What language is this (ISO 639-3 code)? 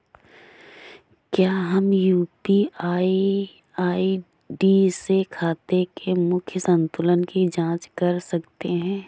hin